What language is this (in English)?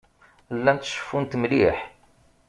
Kabyle